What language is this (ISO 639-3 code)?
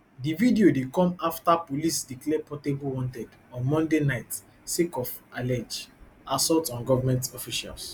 pcm